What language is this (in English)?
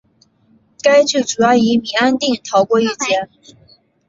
Chinese